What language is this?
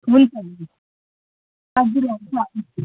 Nepali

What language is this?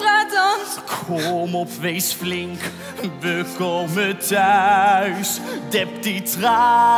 Dutch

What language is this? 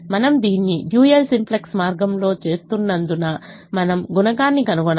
Telugu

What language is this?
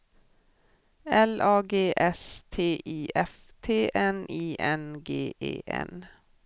Swedish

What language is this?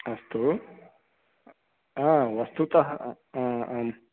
Sanskrit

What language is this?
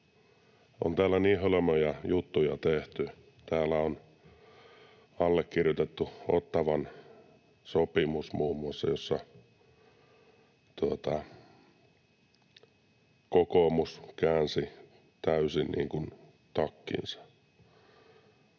Finnish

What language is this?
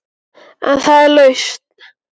Icelandic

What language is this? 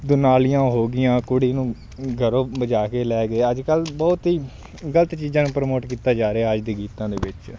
Punjabi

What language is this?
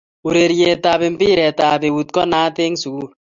Kalenjin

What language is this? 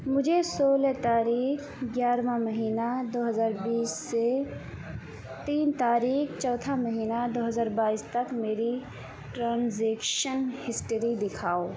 Urdu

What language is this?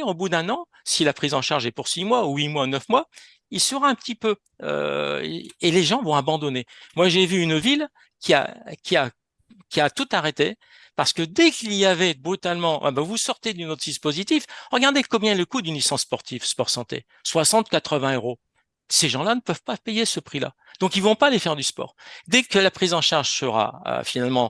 French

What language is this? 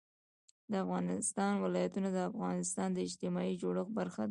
Pashto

